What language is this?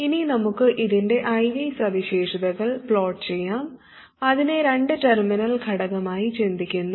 Malayalam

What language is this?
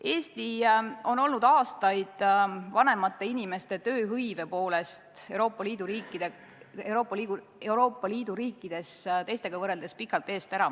Estonian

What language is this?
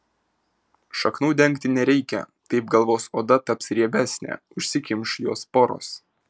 Lithuanian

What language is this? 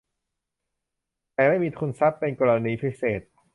Thai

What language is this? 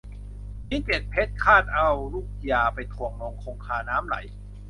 Thai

